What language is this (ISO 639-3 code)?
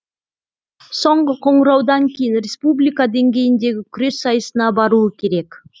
kaz